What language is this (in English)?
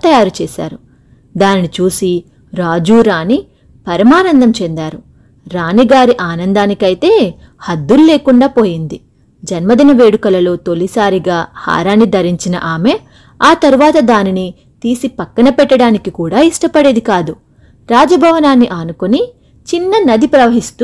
Telugu